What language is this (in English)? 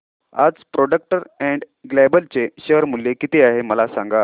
Marathi